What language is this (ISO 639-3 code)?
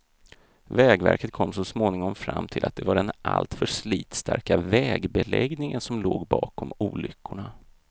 swe